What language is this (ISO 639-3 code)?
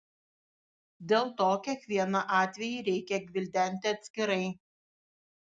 lit